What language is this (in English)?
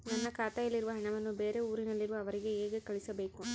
Kannada